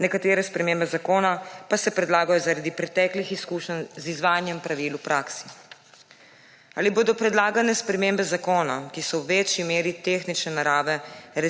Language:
Slovenian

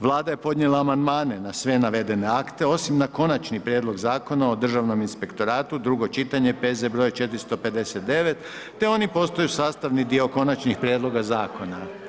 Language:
Croatian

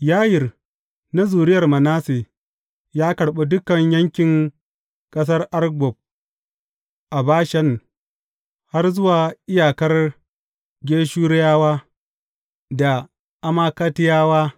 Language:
Hausa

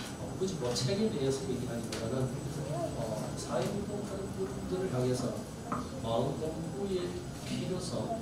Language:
Korean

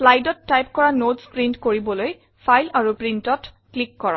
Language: Assamese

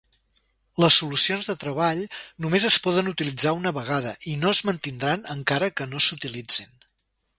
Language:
Catalan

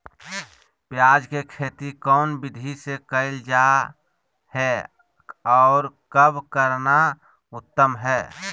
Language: Magahi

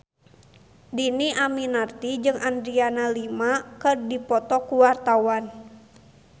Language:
Sundanese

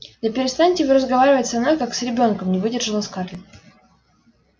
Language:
Russian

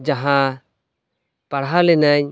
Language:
Santali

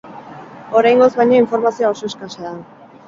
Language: Basque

